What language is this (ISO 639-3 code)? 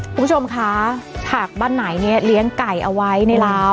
tha